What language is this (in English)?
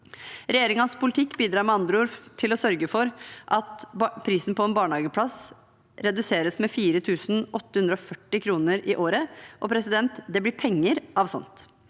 Norwegian